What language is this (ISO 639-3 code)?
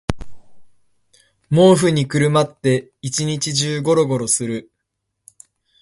jpn